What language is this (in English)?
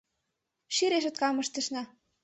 Mari